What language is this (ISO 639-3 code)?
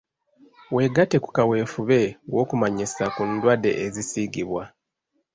lug